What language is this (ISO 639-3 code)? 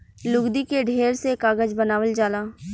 bho